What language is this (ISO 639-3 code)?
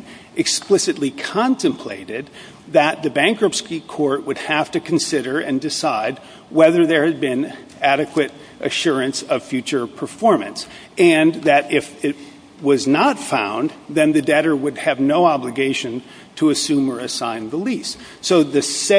eng